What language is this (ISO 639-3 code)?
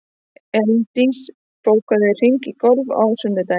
isl